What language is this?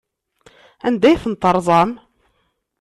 Kabyle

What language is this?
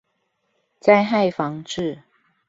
Chinese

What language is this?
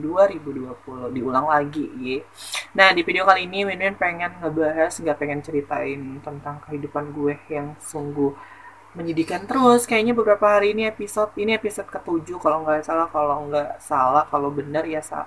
Indonesian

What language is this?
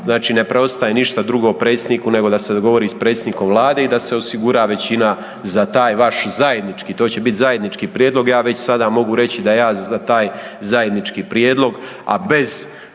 Croatian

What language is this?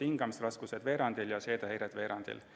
Estonian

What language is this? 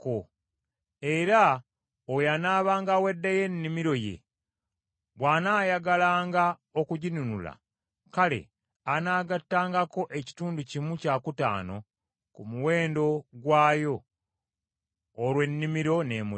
Ganda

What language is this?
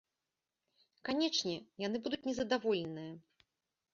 Belarusian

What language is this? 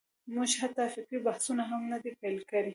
Pashto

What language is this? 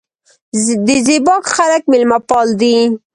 Pashto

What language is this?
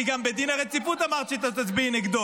Hebrew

